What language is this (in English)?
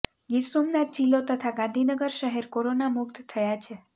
Gujarati